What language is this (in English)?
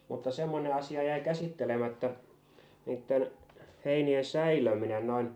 Finnish